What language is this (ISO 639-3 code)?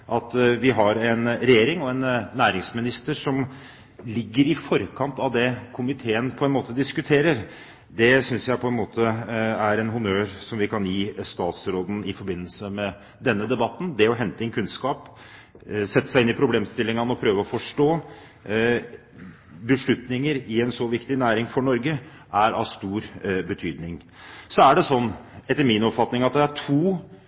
nob